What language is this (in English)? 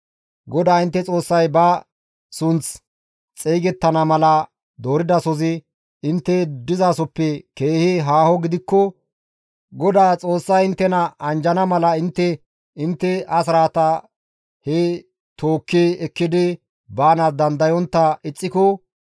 Gamo